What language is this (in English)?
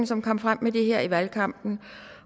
Danish